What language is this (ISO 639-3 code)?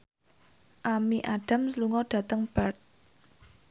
jav